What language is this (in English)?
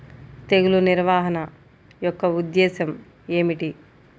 Telugu